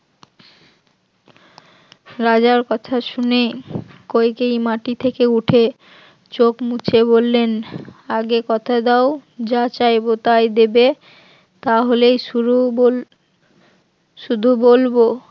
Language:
Bangla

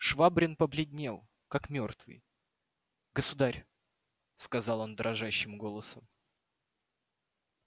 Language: Russian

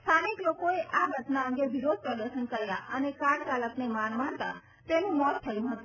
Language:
Gujarati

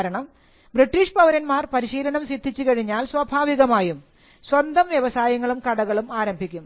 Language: Malayalam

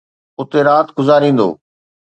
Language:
Sindhi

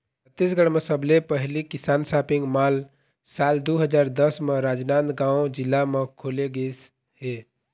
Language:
Chhattisgarhi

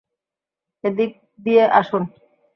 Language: Bangla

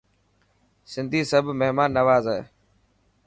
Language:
Dhatki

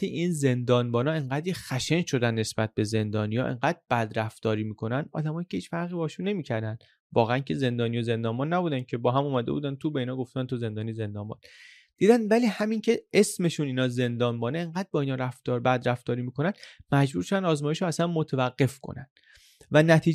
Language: Persian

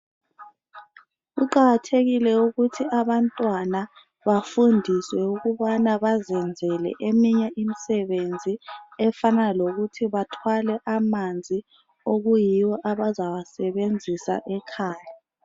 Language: North Ndebele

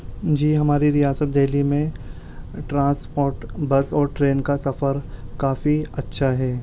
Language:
Urdu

